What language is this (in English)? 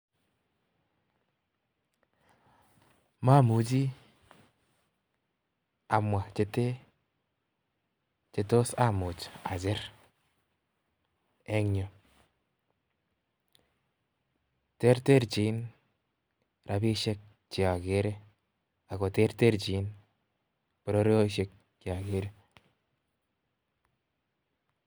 Kalenjin